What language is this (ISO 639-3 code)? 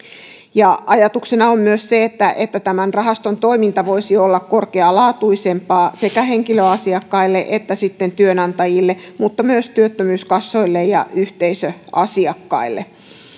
fin